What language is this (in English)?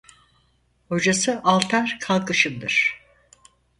Turkish